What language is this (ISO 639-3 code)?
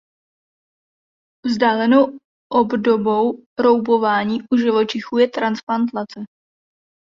ces